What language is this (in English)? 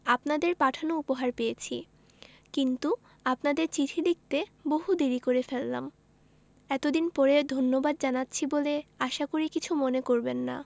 Bangla